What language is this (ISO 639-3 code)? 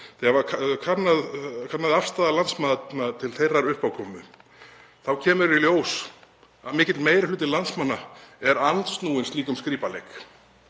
isl